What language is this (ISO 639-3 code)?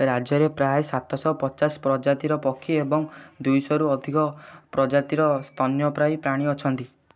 ori